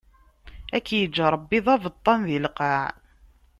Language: Kabyle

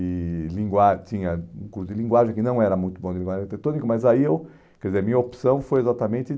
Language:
Portuguese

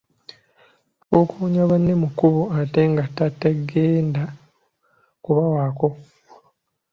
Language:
Ganda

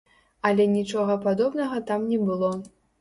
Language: Belarusian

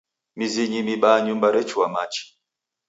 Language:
Taita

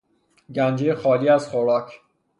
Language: Persian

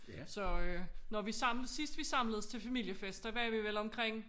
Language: Danish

